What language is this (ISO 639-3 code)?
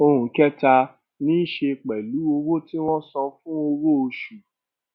yor